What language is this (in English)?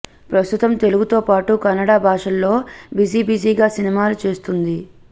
Telugu